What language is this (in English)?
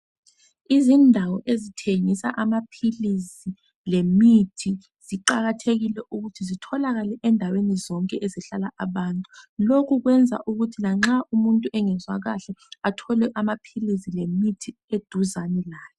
North Ndebele